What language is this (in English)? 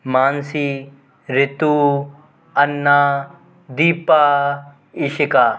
Hindi